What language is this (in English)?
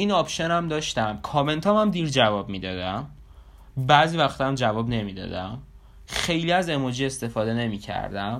Persian